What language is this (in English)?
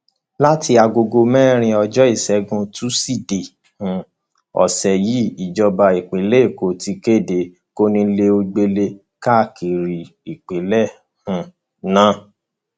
Yoruba